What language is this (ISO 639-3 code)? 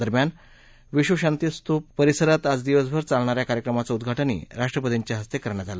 mar